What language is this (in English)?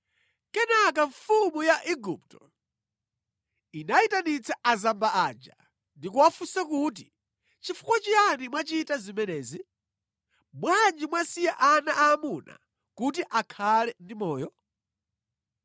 Nyanja